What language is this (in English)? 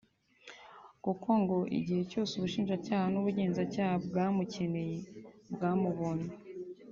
Kinyarwanda